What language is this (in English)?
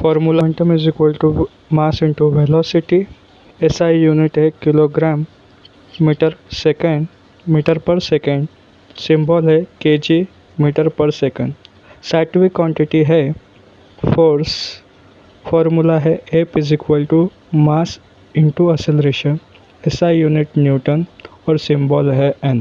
Hindi